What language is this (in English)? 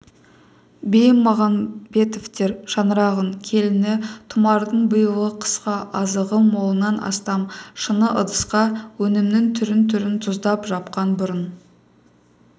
Kazakh